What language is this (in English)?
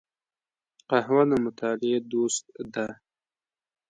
Pashto